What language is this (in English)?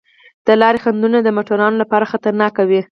Pashto